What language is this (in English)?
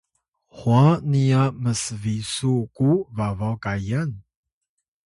Atayal